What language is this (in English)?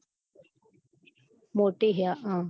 Gujarati